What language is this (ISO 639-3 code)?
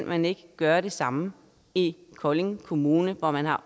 dan